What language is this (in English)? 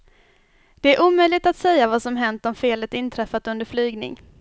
Swedish